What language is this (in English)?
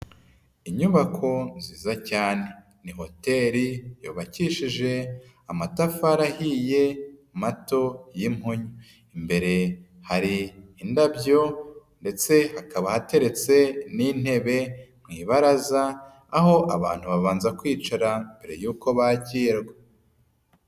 Kinyarwanda